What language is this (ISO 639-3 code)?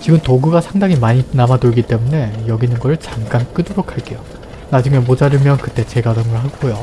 kor